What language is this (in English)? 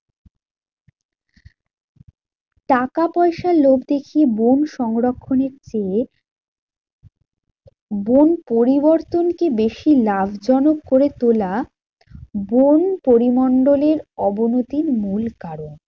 Bangla